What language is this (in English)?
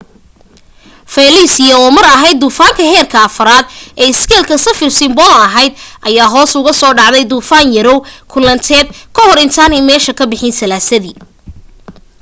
Somali